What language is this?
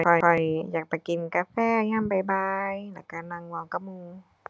Thai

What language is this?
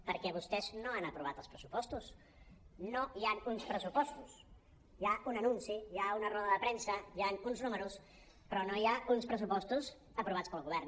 Catalan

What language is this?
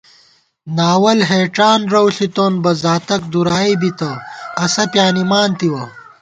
Gawar-Bati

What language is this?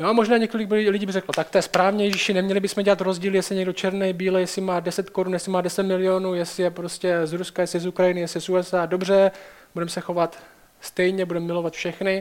Czech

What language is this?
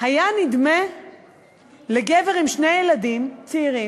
Hebrew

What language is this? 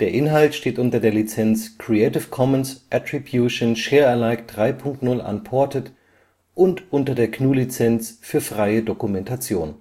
German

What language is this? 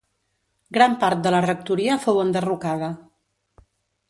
Catalan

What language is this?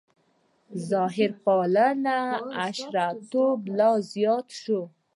Pashto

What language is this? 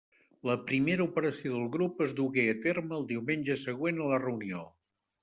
Catalan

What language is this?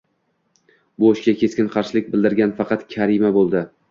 Uzbek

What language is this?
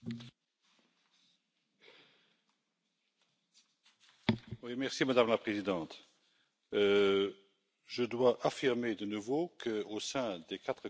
French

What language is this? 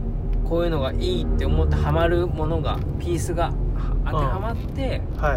Japanese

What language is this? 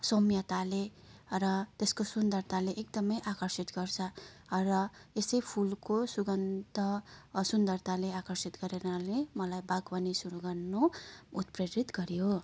Nepali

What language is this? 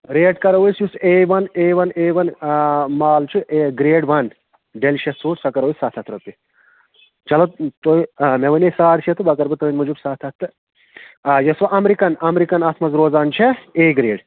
Kashmiri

